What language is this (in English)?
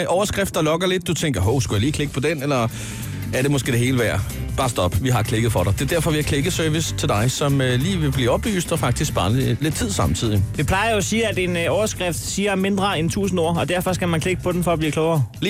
Danish